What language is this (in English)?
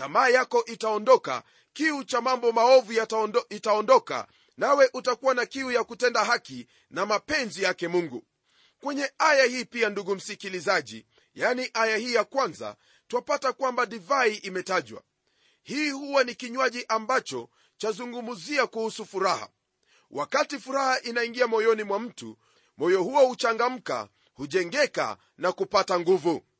Swahili